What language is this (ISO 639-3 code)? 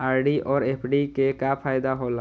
mai